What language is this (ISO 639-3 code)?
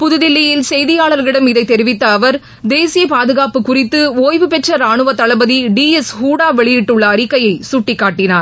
tam